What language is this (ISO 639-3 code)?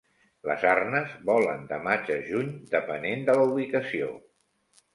cat